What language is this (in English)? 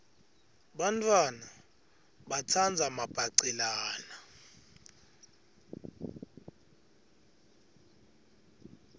Swati